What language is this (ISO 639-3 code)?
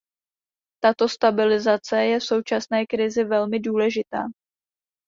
ces